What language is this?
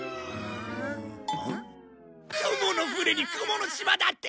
Japanese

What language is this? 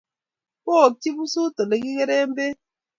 Kalenjin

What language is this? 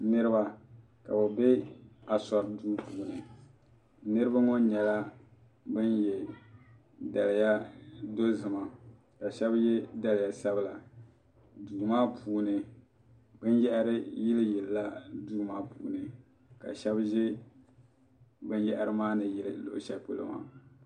Dagbani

